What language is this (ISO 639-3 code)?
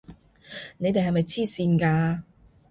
yue